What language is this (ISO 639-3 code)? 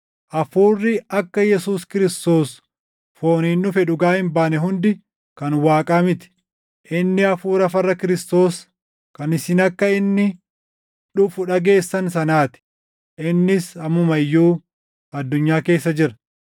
orm